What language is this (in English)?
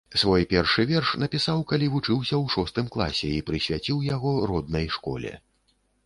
Belarusian